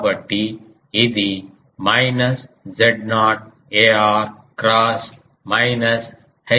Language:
Telugu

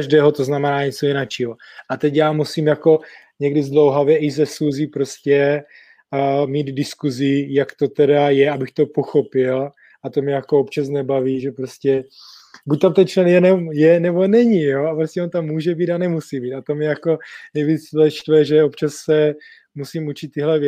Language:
Czech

